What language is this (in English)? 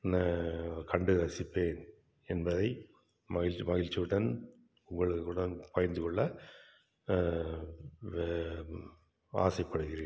Tamil